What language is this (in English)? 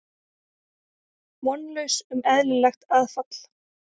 Icelandic